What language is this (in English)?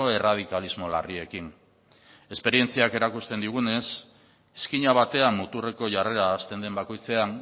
Basque